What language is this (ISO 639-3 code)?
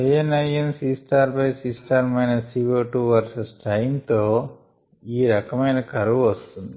tel